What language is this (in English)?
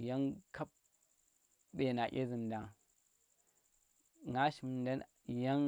Tera